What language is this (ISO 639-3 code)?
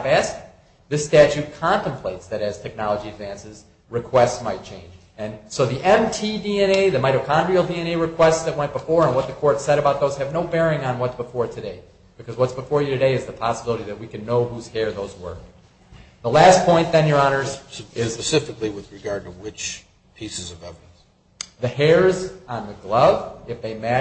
eng